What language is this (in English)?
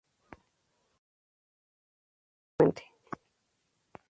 Spanish